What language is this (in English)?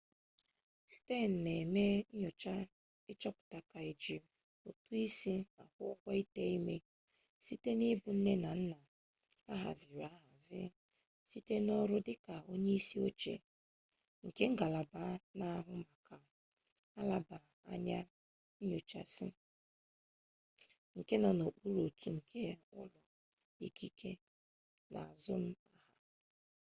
Igbo